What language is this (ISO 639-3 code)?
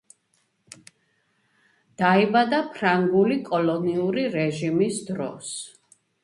kat